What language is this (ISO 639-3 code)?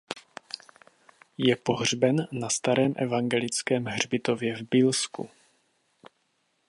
ces